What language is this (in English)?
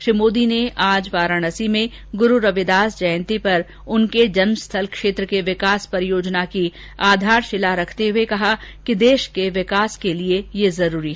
Hindi